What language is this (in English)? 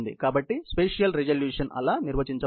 Telugu